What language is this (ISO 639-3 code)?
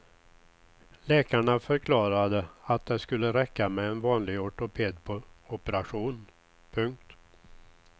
swe